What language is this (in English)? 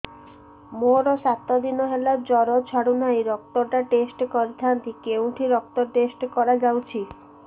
Odia